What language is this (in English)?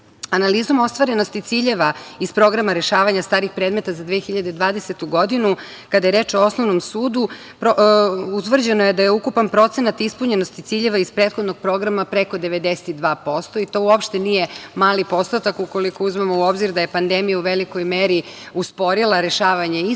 Serbian